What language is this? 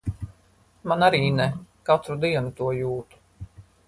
Latvian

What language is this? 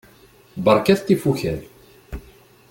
Kabyle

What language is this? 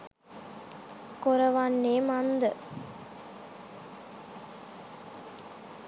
Sinhala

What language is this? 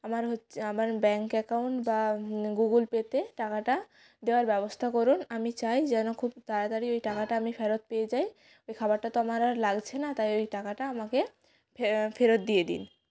Bangla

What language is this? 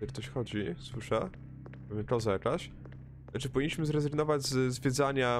Polish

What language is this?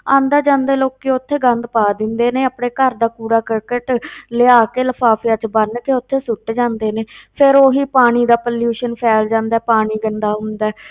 Punjabi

